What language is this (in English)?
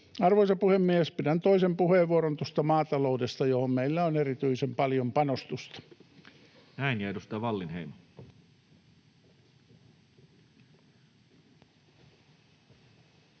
Finnish